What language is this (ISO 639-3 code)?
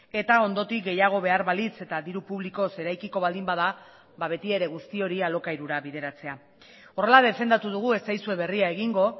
eus